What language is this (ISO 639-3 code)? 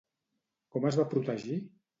cat